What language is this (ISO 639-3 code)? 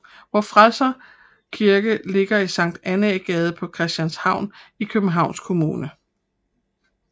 dan